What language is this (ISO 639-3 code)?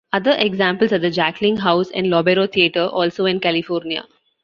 eng